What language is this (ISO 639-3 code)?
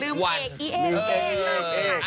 tha